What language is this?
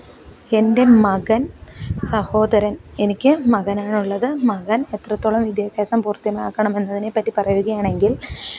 Malayalam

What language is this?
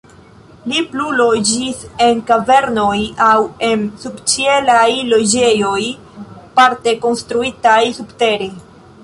Esperanto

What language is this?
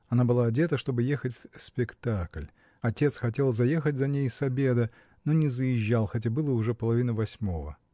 Russian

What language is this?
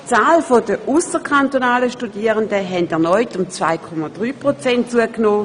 Swiss German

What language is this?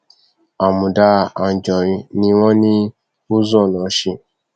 Yoruba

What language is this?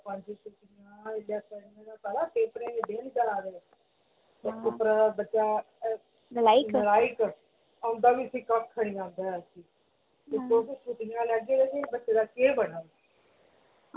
Dogri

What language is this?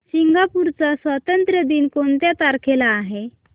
Marathi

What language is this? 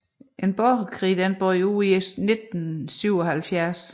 Danish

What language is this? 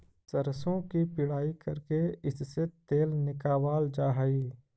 Magahi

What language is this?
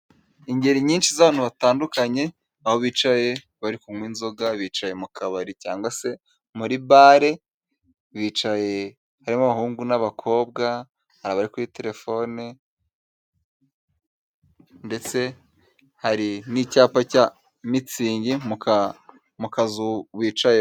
Kinyarwanda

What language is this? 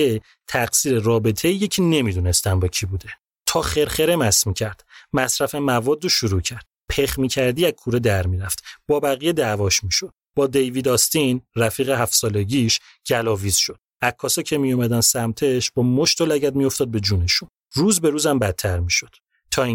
Persian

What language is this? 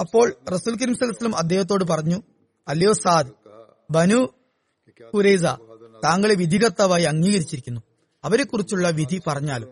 Malayalam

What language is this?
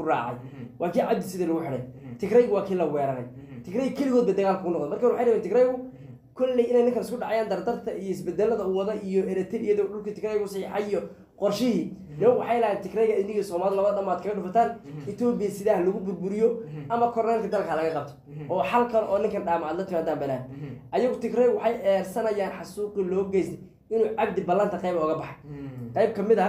Arabic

